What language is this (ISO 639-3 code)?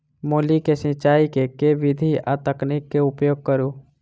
mai